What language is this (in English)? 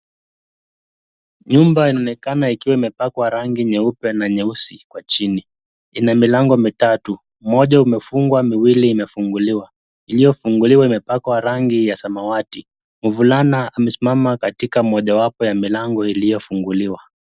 Swahili